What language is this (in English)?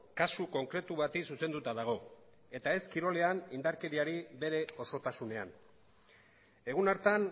Basque